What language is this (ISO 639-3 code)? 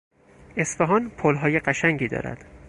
fas